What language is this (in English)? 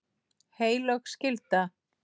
Icelandic